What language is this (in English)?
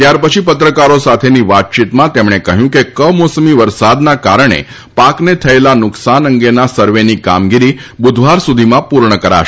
Gujarati